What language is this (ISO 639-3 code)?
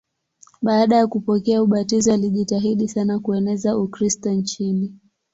swa